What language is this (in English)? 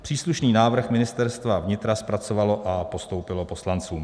Czech